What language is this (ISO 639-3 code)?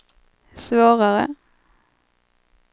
swe